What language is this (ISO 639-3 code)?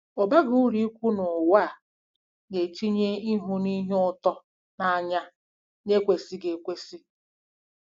ibo